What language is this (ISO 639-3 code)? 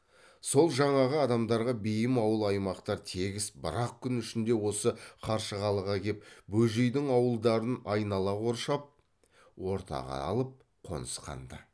kaz